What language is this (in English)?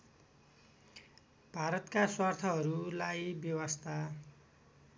Nepali